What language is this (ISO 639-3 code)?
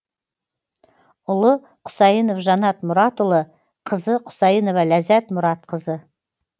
kaz